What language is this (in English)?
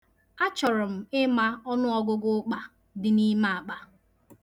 Igbo